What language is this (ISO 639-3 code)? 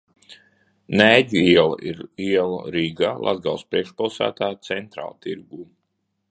lav